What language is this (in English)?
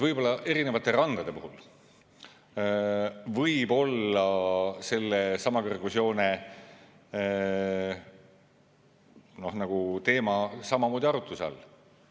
Estonian